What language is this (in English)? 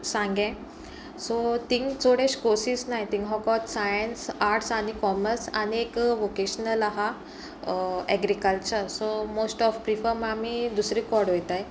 Konkani